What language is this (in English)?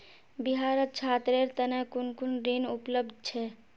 Magahi